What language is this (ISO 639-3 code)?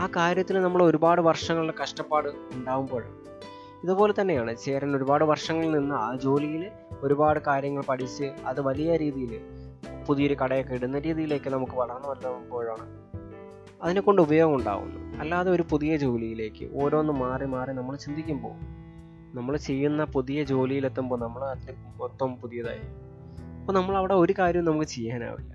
mal